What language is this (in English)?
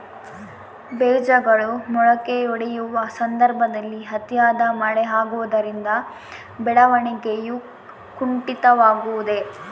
Kannada